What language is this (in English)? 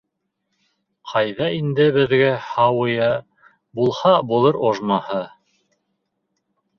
Bashkir